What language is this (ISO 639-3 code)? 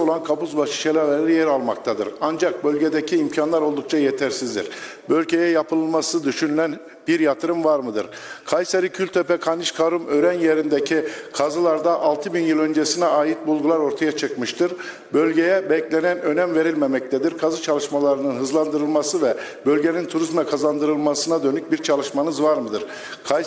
tur